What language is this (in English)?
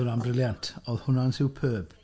Welsh